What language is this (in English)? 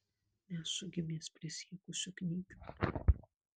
Lithuanian